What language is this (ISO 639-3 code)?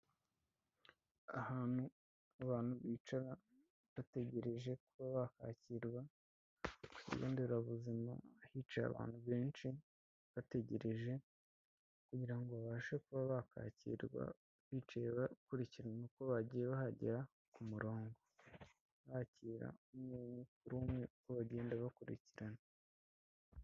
kin